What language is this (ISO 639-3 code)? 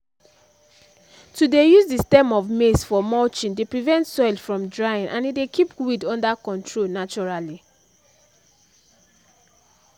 pcm